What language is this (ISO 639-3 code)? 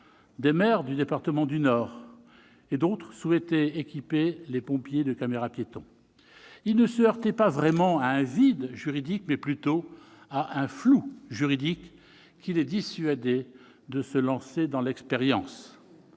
fra